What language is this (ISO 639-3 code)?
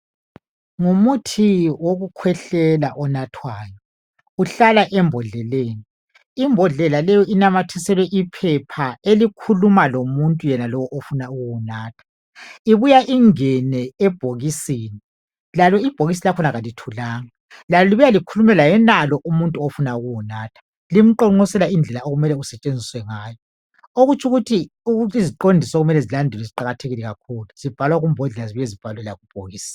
nde